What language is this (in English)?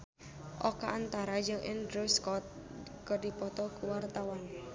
Sundanese